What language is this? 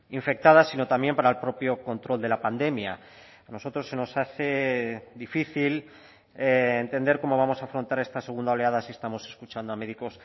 Spanish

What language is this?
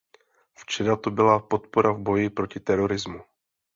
Czech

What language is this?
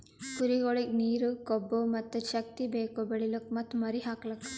Kannada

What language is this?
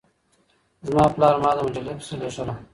Pashto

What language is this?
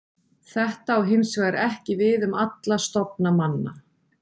Icelandic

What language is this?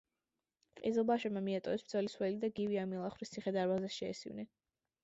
Georgian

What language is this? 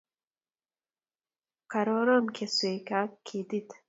Kalenjin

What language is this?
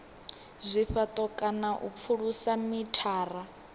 Venda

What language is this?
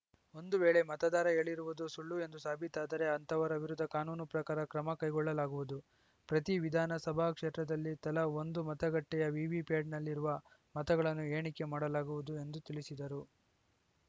Kannada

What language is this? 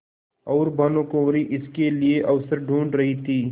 Hindi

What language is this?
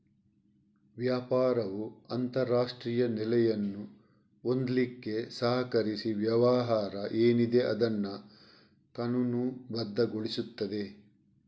Kannada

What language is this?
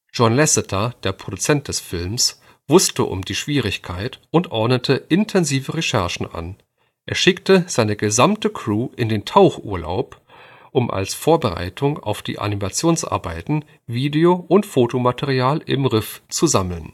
German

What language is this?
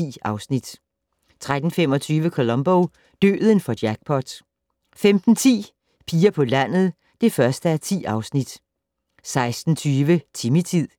Danish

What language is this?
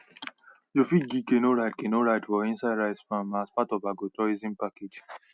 Nigerian Pidgin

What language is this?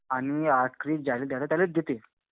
Marathi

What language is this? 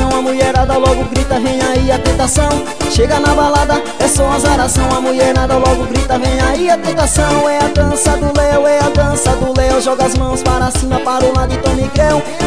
Portuguese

